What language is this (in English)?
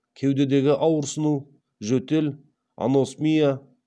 Kazakh